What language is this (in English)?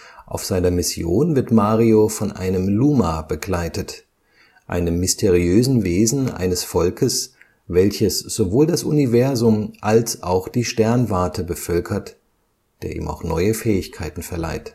German